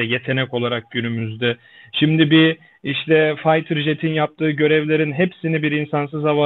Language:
Turkish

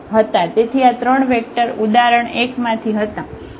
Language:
Gujarati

